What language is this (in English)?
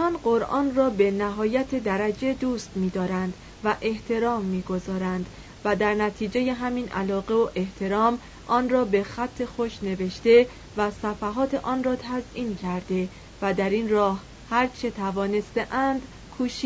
Persian